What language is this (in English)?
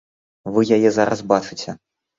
Belarusian